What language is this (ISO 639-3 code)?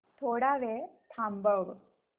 mar